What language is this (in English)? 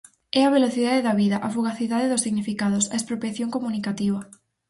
Galician